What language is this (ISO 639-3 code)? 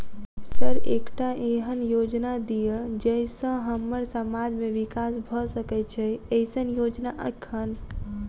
mai